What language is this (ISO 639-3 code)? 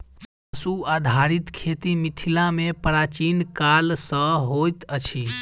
mai